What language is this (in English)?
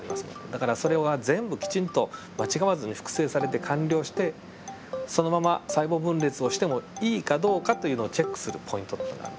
Japanese